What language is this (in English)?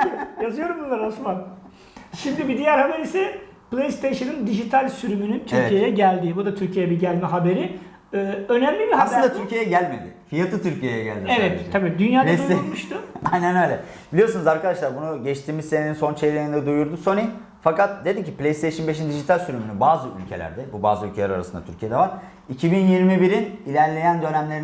Turkish